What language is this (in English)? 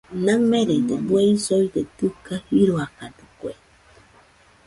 Nüpode Huitoto